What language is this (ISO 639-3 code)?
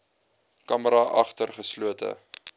afr